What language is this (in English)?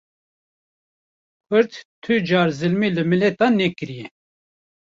Kurdish